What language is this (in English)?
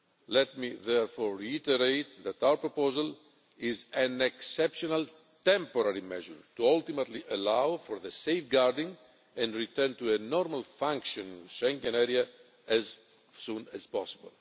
English